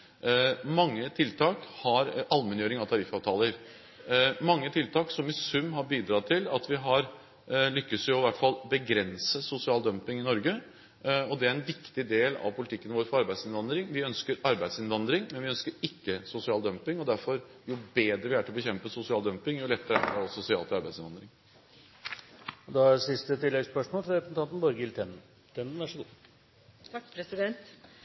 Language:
Norwegian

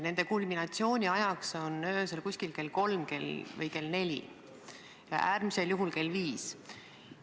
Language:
Estonian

